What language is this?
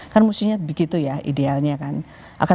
Indonesian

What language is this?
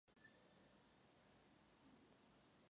Czech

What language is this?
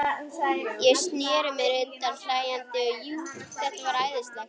Icelandic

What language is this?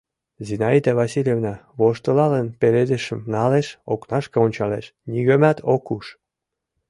Mari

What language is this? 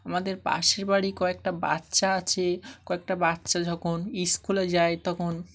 Bangla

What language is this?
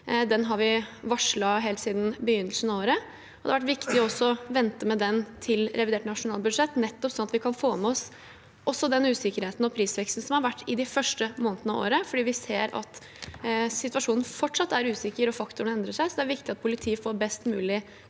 Norwegian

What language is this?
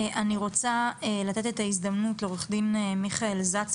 Hebrew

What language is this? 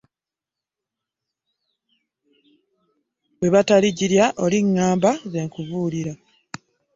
Ganda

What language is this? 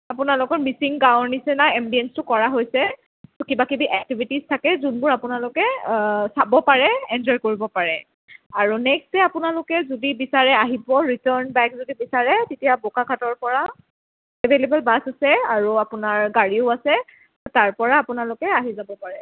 Assamese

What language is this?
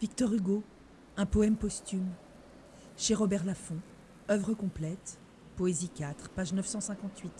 French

